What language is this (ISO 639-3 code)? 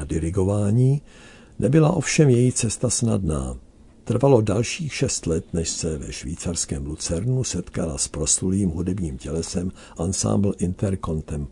ces